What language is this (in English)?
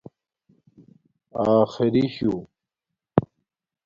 Domaaki